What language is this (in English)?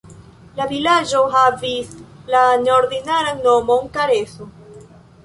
Esperanto